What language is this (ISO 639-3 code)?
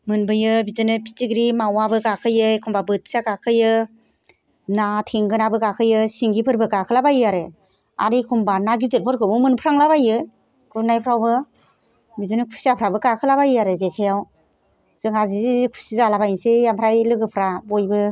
brx